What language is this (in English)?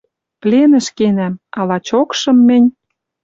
Western Mari